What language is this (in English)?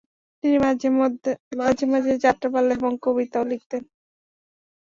Bangla